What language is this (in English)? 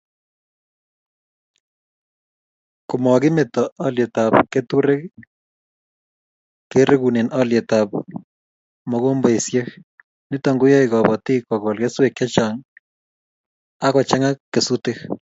Kalenjin